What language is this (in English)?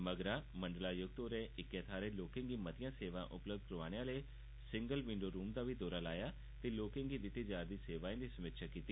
Dogri